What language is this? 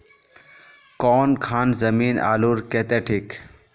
Magahi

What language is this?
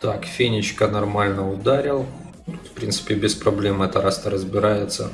Russian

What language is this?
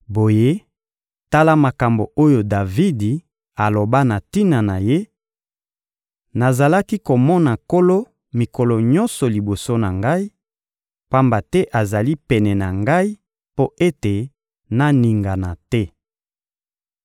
Lingala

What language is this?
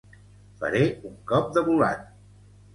Catalan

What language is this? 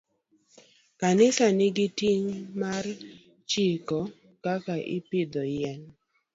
Luo (Kenya and Tanzania)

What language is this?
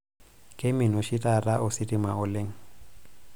Masai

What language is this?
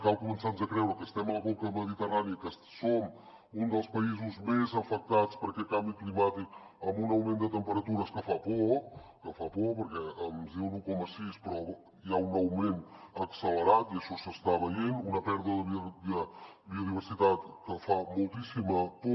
Catalan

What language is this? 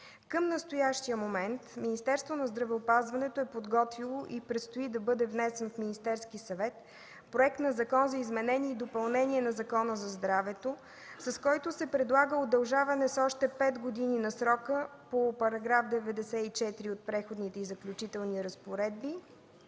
Bulgarian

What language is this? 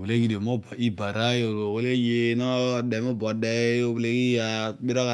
Odual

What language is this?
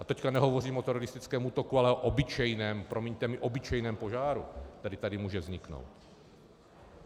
Czech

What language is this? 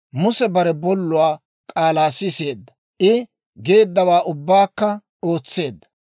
Dawro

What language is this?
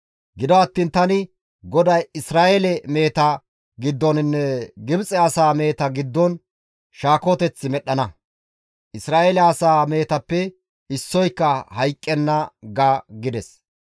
Gamo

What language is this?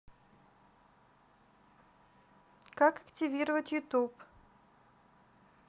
Russian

